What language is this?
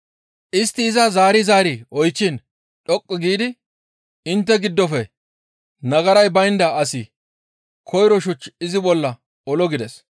Gamo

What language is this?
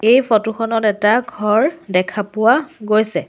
Assamese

